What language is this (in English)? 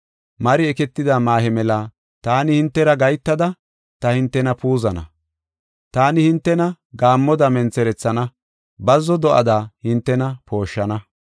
Gofa